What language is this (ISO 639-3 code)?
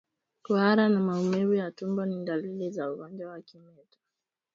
swa